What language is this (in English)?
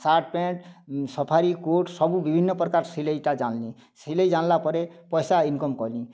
Odia